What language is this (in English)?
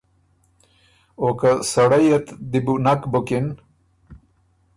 Ormuri